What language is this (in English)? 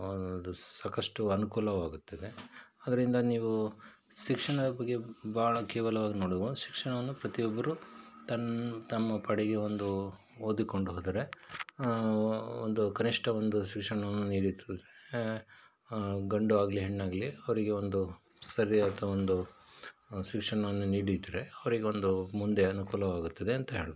Kannada